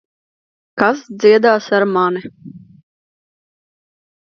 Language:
Latvian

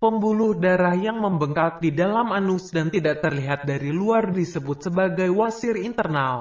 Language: Indonesian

